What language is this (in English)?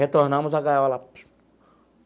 Portuguese